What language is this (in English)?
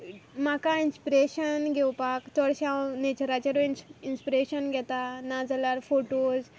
Konkani